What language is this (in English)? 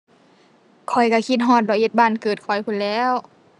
Thai